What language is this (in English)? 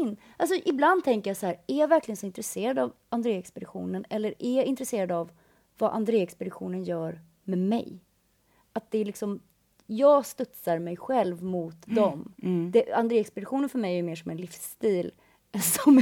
Swedish